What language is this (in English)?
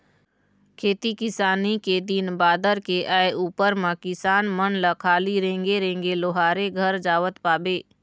Chhattisgarhi